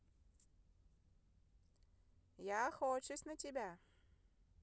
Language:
Russian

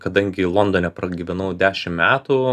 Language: Lithuanian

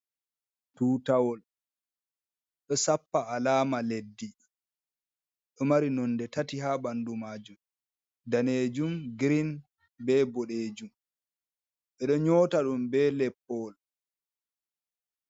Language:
Fula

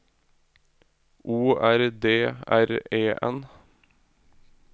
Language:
Norwegian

